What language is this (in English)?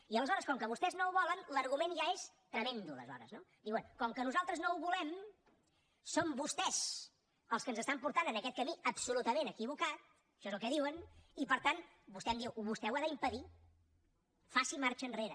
Catalan